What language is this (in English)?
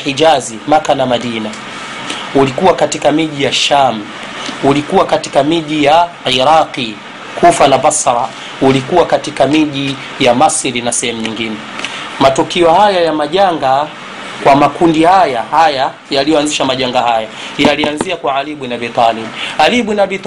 Swahili